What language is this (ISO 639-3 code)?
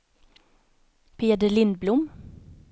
swe